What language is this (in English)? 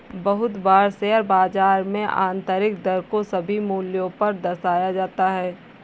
Hindi